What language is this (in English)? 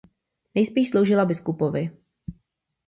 Czech